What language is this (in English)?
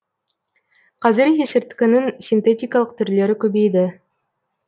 Kazakh